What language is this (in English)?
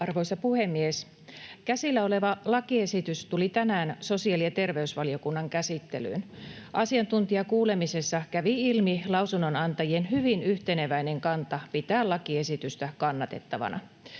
Finnish